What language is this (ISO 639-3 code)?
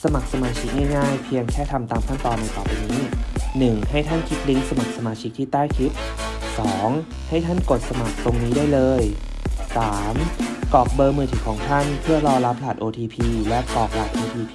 tha